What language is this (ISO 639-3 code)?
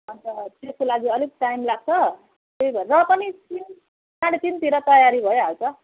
nep